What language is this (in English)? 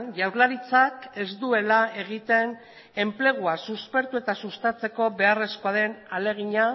Basque